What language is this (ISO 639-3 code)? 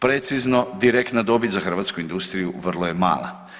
hrv